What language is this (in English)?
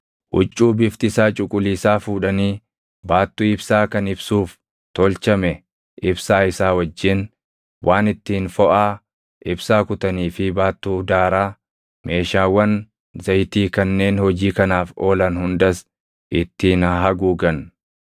Oromo